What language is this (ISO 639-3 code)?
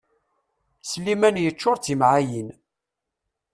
kab